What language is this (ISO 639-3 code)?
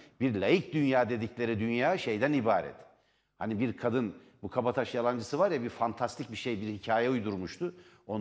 tur